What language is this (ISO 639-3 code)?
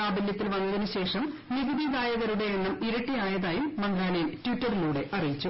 mal